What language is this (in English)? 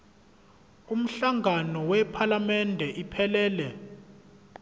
Zulu